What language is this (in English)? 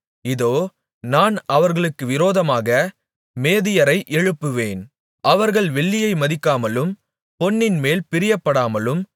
Tamil